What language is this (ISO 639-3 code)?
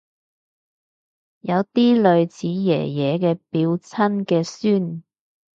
yue